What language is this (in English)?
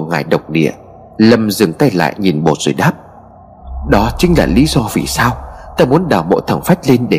Vietnamese